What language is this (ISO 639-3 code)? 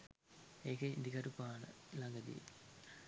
sin